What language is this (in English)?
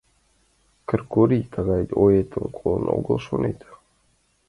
Mari